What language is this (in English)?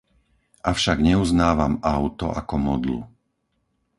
Slovak